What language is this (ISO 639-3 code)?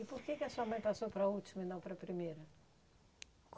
por